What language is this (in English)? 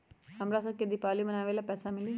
Magahi